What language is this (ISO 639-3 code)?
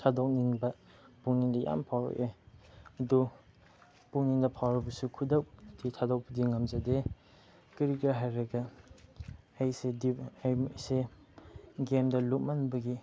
mni